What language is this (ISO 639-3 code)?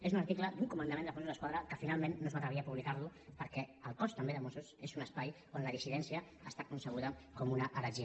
cat